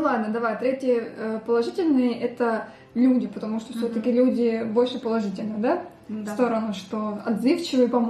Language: Russian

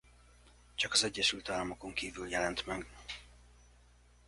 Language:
Hungarian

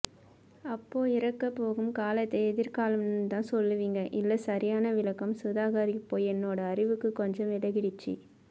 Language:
Tamil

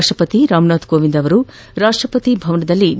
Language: Kannada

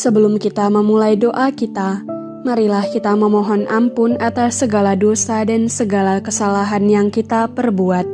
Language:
Indonesian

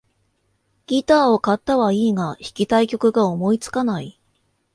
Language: Japanese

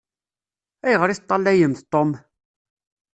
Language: Kabyle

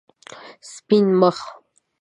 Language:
Pashto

